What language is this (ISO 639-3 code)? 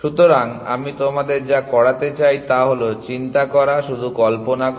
ben